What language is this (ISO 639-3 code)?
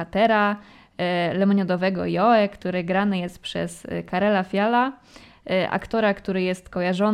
pol